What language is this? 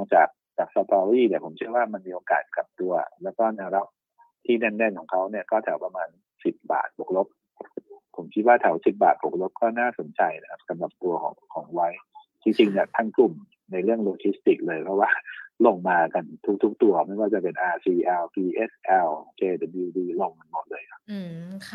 Thai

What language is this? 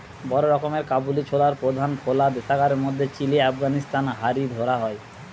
Bangla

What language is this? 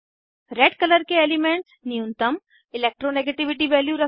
Hindi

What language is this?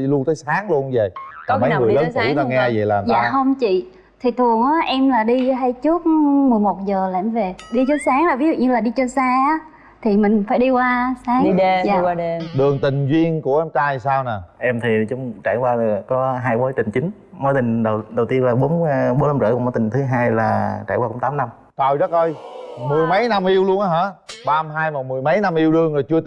Vietnamese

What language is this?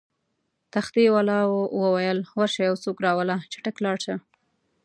Pashto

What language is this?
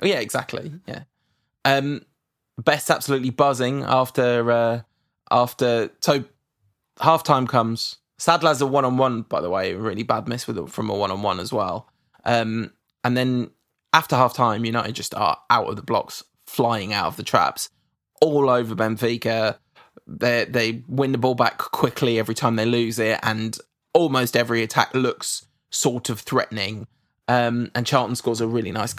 English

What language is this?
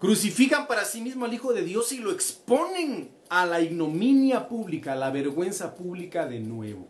Spanish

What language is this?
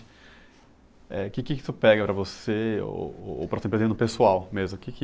Portuguese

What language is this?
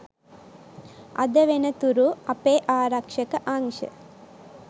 Sinhala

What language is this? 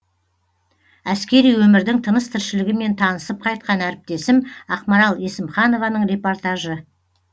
Kazakh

